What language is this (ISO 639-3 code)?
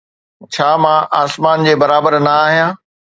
snd